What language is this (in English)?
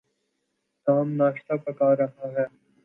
Urdu